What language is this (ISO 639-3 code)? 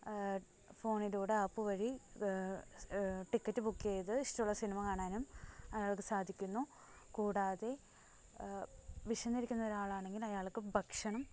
mal